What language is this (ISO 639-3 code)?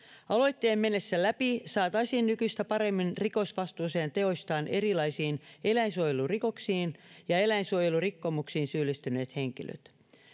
fin